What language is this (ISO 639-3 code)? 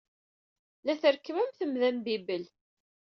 kab